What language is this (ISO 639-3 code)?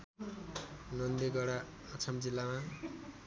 nep